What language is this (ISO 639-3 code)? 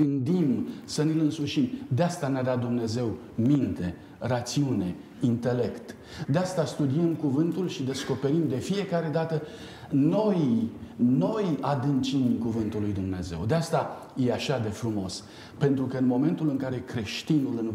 ron